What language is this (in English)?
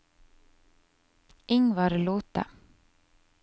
Norwegian